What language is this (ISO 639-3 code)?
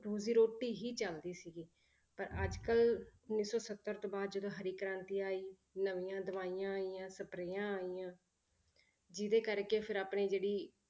pan